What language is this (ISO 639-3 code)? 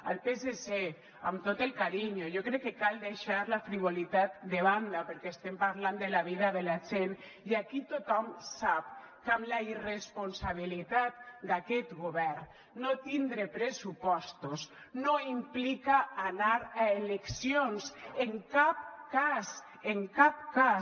cat